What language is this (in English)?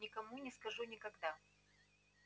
Russian